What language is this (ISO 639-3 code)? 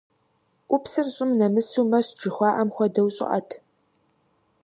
kbd